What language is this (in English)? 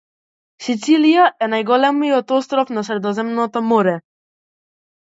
Macedonian